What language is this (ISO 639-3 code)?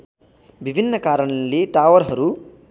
nep